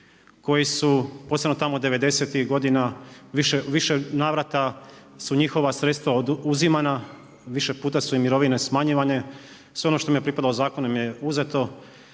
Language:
Croatian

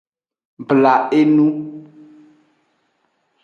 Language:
Aja (Benin)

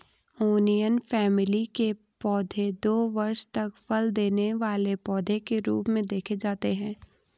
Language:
Hindi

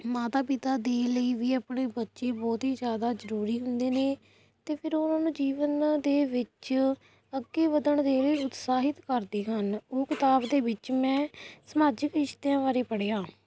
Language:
Punjabi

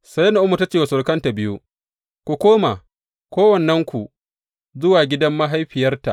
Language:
Hausa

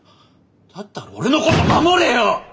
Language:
Japanese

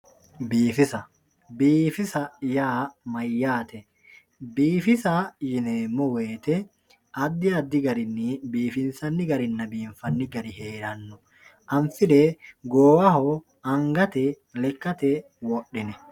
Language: Sidamo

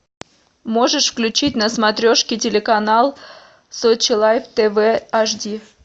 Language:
Russian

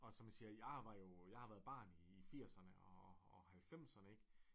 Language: Danish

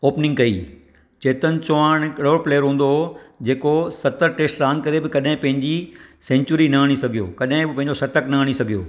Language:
Sindhi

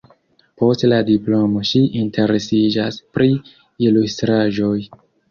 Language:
Esperanto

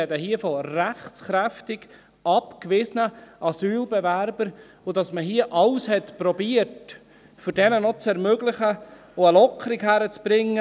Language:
Swiss German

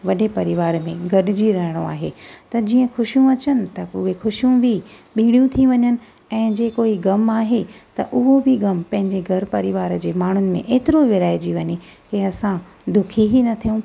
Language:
Sindhi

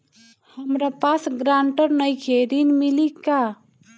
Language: Bhojpuri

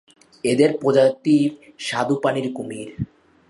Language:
Bangla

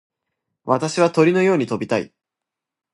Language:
Japanese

